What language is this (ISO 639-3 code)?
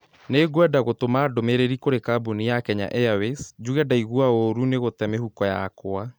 kik